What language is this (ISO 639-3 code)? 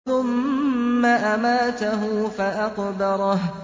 ara